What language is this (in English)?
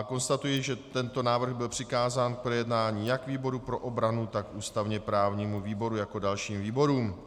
Czech